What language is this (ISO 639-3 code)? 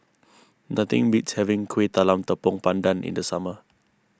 eng